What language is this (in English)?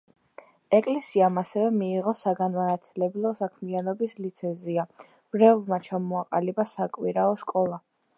Georgian